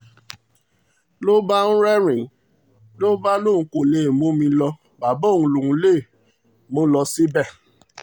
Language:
Yoruba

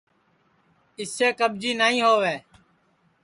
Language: Sansi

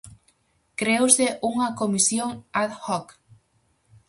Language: Galician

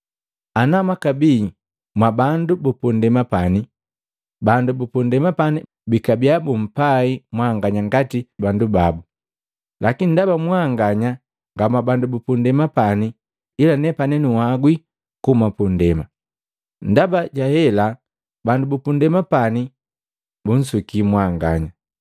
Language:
Matengo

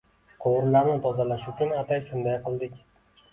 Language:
Uzbek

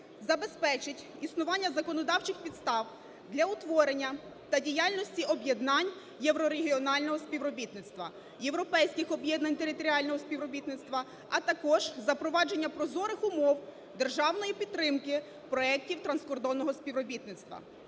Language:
Ukrainian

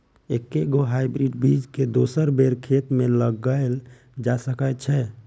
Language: Maithili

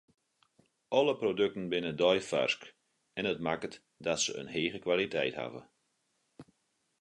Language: Western Frisian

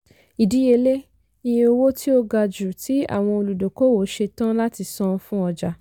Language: Yoruba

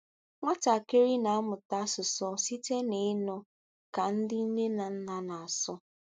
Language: Igbo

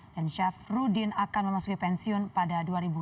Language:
Indonesian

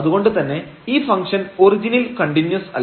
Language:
Malayalam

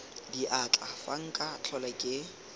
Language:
Tswana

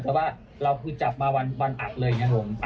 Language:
Thai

